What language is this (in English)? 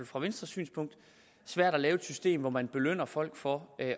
Danish